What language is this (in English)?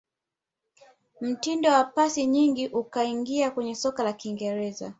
Swahili